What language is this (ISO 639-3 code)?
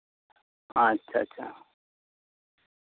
sat